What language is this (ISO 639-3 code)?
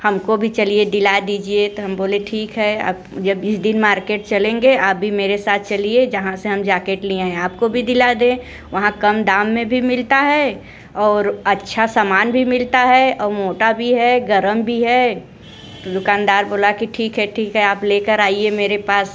hin